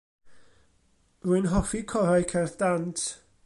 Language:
Welsh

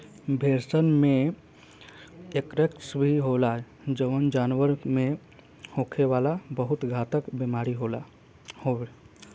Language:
Bhojpuri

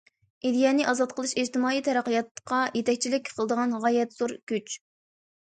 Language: Uyghur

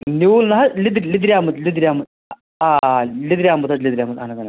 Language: Kashmiri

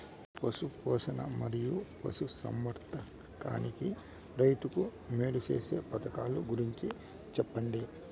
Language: Telugu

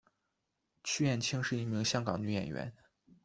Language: Chinese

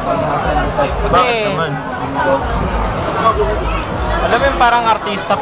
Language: Filipino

